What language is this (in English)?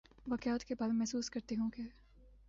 Urdu